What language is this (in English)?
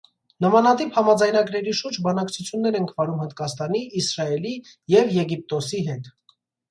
Armenian